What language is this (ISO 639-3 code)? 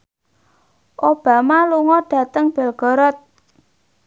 jav